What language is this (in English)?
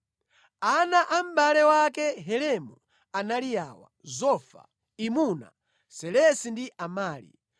Nyanja